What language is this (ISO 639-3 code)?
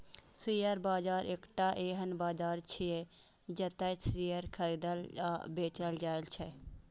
mai